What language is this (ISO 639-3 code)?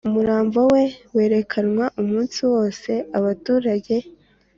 kin